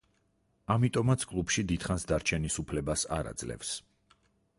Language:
Georgian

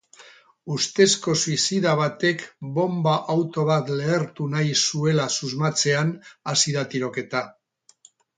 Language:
Basque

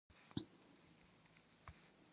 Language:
Kabardian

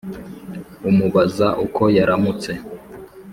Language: Kinyarwanda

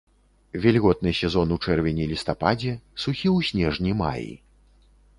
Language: Belarusian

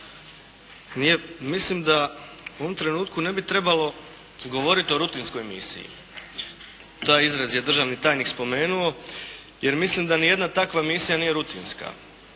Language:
Croatian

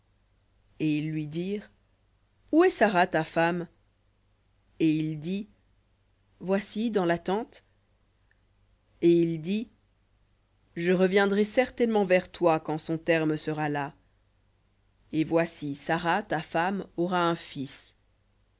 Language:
French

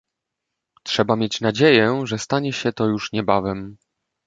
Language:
Polish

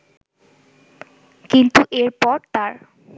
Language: Bangla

